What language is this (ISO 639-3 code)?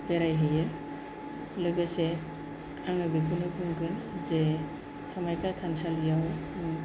brx